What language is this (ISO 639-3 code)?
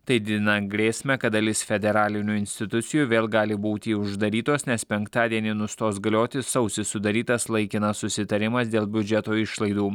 lit